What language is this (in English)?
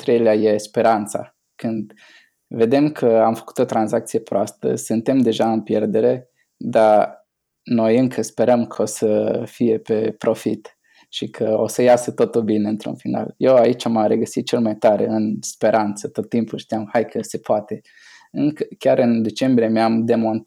Romanian